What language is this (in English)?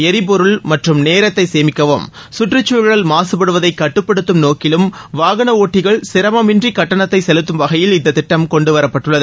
Tamil